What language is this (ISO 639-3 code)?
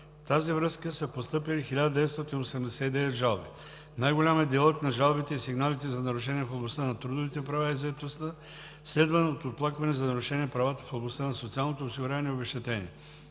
bul